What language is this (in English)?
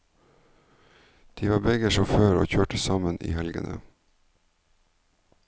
Norwegian